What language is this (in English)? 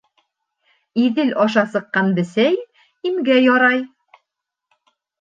Bashkir